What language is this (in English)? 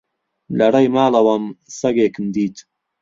Central Kurdish